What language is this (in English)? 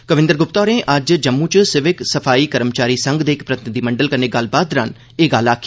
Dogri